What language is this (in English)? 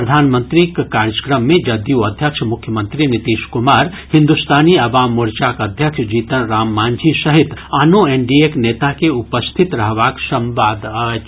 Maithili